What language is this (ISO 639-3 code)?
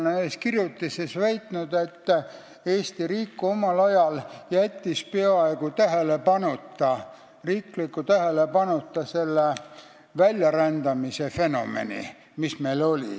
est